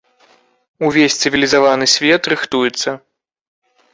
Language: Belarusian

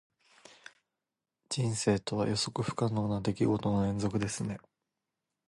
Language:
Japanese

